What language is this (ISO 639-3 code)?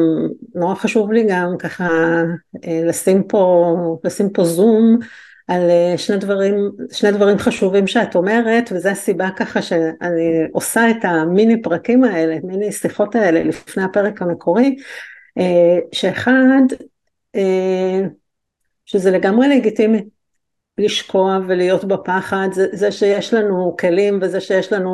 heb